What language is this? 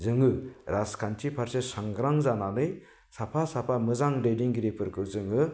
Bodo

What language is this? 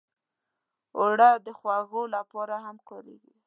Pashto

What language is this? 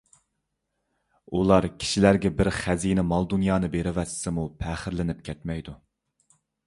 Uyghur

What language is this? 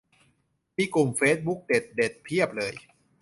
Thai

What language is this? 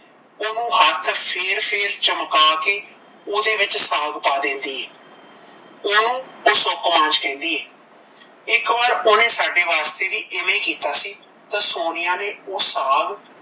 Punjabi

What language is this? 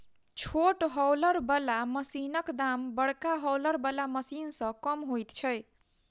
Maithili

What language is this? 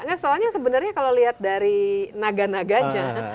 Indonesian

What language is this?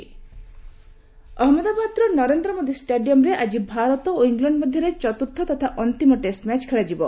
Odia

